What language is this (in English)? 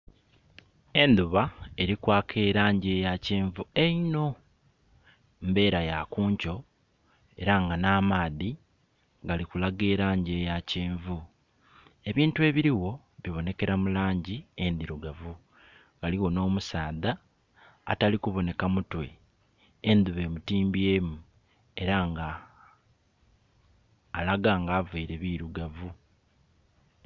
Soga